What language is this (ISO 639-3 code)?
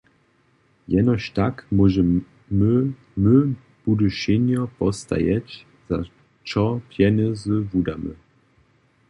hsb